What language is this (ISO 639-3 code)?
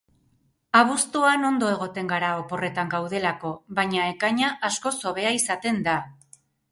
eus